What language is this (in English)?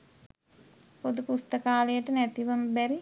Sinhala